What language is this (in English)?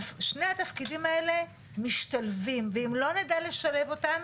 Hebrew